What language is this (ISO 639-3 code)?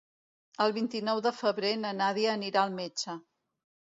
cat